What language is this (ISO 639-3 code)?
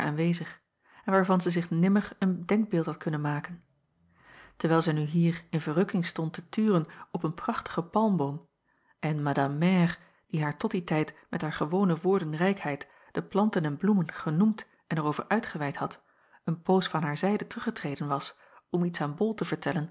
nld